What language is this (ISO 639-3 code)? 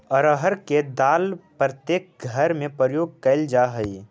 mag